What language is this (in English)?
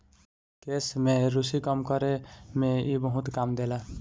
Bhojpuri